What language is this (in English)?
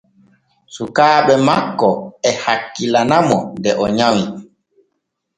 Borgu Fulfulde